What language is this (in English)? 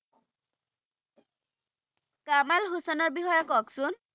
Assamese